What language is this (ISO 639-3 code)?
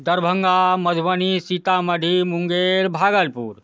mai